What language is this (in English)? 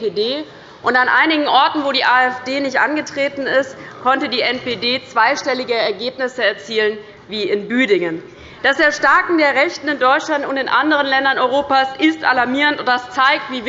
German